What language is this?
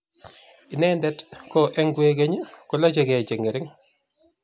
Kalenjin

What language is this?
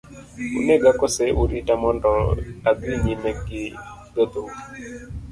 Luo (Kenya and Tanzania)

